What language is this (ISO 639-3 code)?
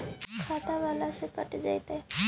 mag